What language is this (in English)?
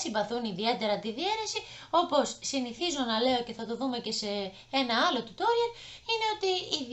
Greek